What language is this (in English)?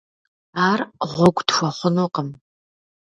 Kabardian